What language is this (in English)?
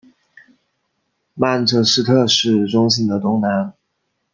Chinese